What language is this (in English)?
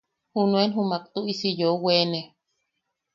Yaqui